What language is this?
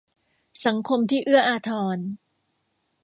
Thai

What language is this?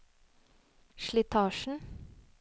Norwegian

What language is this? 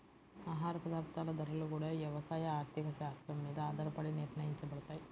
Telugu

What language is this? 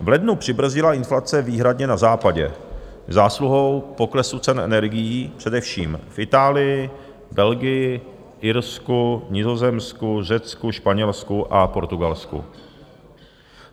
Czech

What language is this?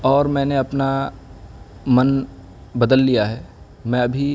Urdu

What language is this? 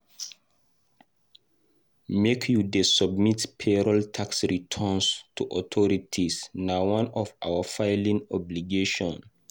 Nigerian Pidgin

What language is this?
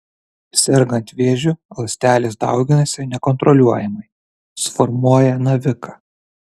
Lithuanian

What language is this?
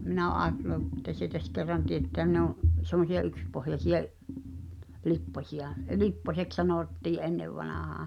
Finnish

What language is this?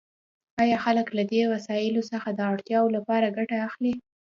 Pashto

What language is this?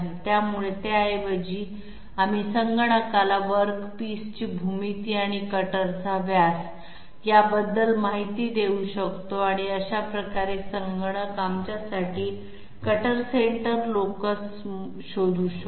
Marathi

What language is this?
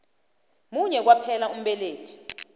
South Ndebele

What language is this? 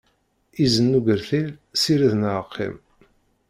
Kabyle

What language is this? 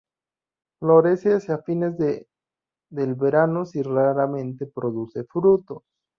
Spanish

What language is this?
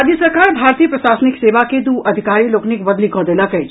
Maithili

